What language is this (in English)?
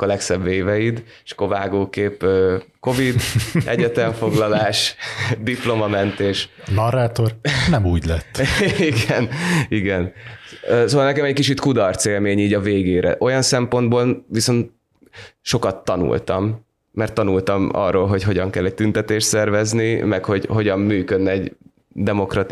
Hungarian